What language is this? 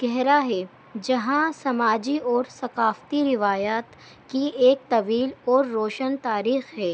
Urdu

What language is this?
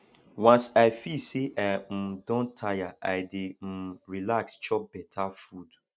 Nigerian Pidgin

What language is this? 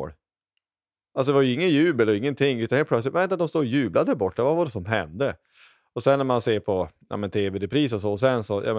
Swedish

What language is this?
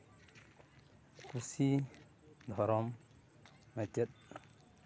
Santali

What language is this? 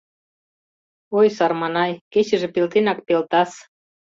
Mari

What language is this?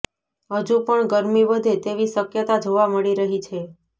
Gujarati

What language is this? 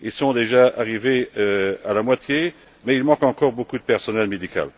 French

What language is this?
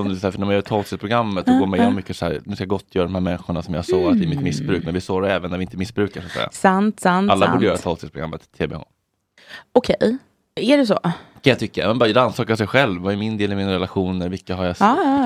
Swedish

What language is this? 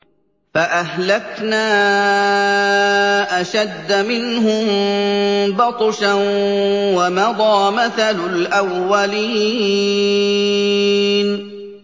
Arabic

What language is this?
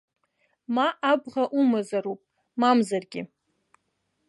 Abkhazian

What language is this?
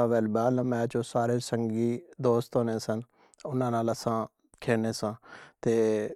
Pahari-Potwari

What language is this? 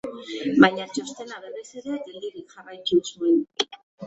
Basque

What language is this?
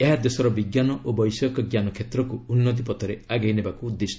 Odia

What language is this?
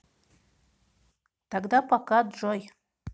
Russian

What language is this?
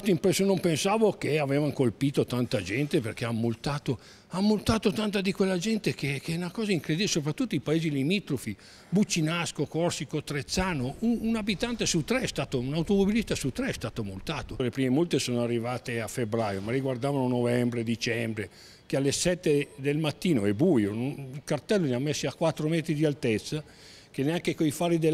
Italian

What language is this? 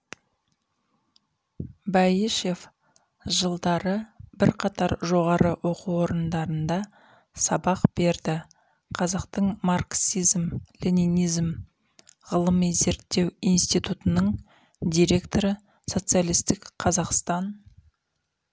Kazakh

